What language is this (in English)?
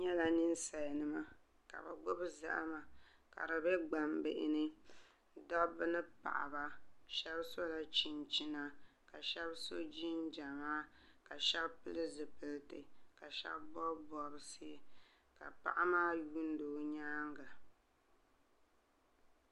Dagbani